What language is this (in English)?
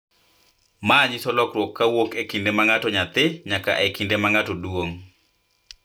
Luo (Kenya and Tanzania)